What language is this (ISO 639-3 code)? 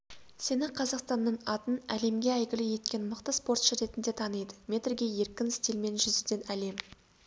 kaz